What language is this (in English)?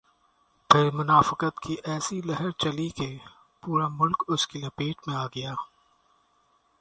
Urdu